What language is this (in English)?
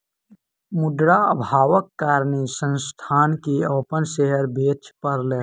Maithili